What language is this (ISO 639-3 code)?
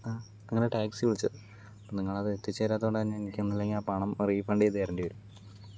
mal